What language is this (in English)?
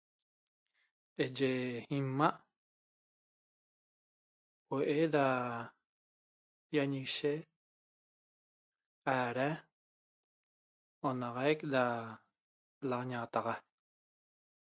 Toba